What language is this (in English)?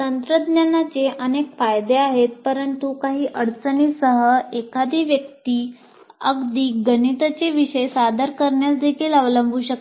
Marathi